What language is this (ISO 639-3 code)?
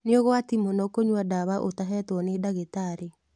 kik